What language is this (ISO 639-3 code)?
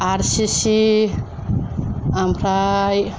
brx